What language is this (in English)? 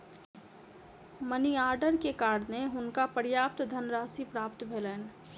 Maithili